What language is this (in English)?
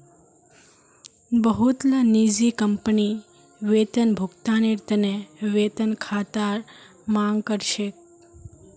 Magahi